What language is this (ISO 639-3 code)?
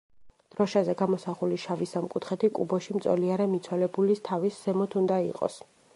kat